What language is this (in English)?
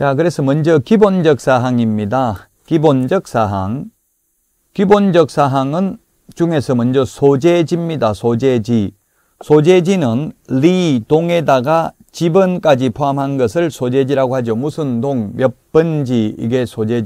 Korean